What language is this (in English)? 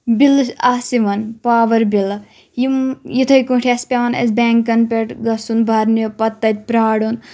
Kashmiri